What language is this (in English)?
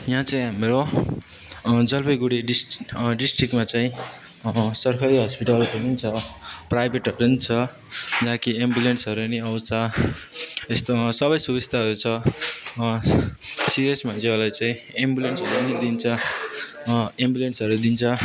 Nepali